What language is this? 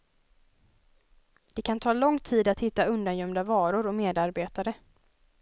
Swedish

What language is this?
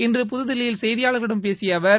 Tamil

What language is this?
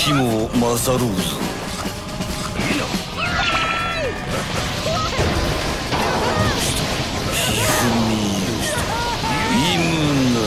Japanese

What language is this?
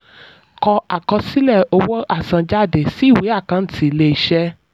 Yoruba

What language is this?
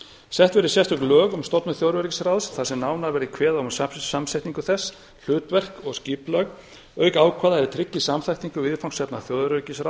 Icelandic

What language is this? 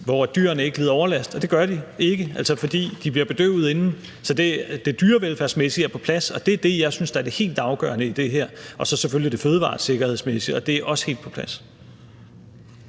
Danish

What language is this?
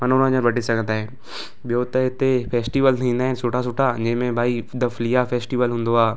Sindhi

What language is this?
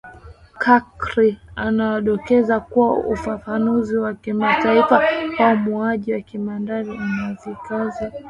Swahili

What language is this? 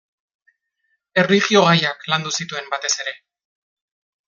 Basque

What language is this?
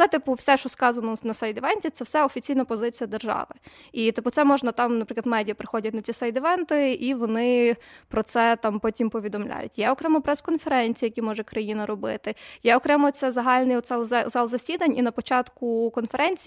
Ukrainian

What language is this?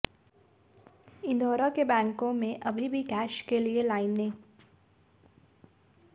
Hindi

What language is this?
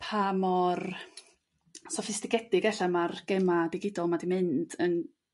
Welsh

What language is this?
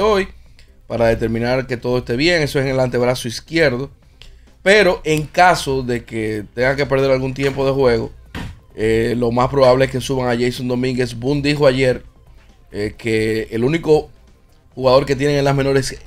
Spanish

